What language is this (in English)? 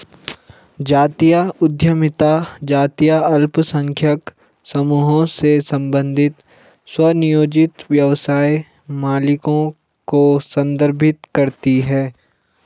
Hindi